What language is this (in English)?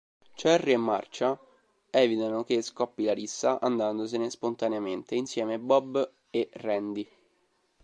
Italian